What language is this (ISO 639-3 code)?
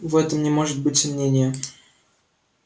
rus